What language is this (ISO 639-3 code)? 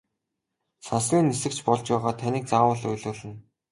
mon